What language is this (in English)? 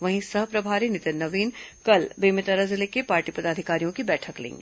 Hindi